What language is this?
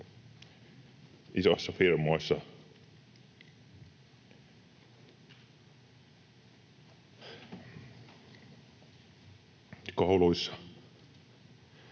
Finnish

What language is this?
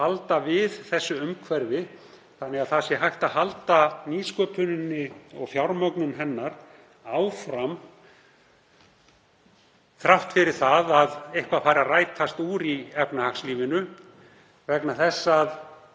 Icelandic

